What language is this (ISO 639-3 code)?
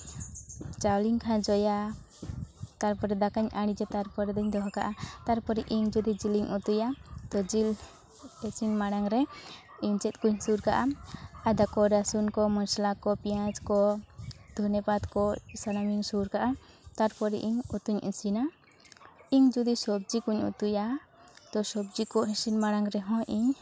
sat